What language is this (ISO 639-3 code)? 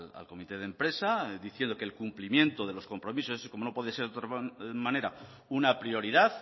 spa